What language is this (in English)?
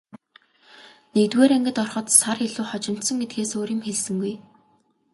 Mongolian